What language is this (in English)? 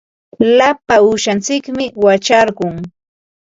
Ambo-Pasco Quechua